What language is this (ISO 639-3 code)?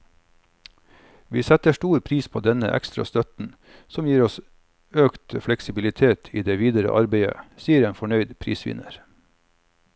nor